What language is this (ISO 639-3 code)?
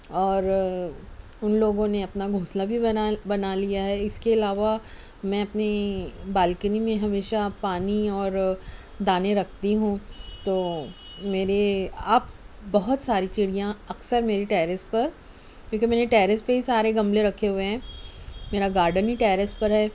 urd